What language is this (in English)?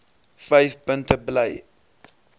Afrikaans